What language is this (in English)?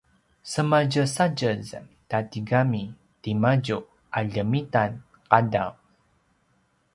Paiwan